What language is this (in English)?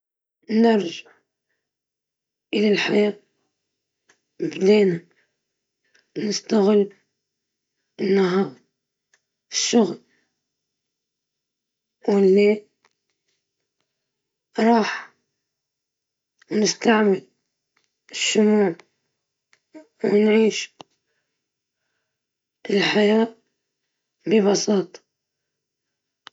Libyan Arabic